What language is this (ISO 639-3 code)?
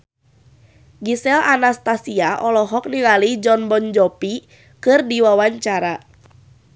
sun